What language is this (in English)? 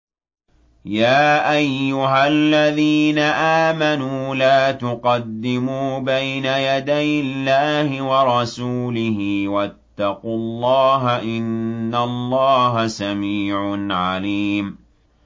Arabic